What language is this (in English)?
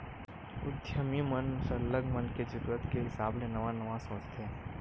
Chhattisgarhi